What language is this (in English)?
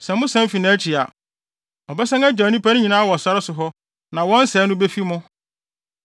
Akan